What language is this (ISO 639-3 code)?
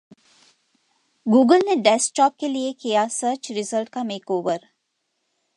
hin